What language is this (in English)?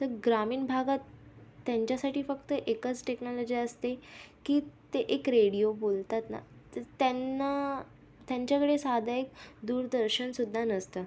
Marathi